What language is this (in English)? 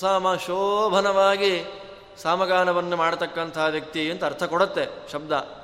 Kannada